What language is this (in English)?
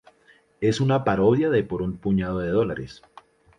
Spanish